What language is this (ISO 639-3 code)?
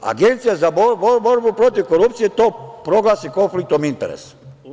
srp